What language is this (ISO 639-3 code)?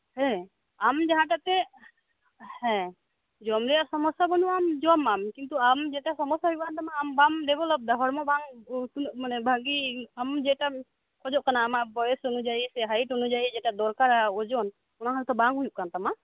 sat